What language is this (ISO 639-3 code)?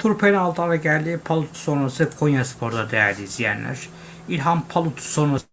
tur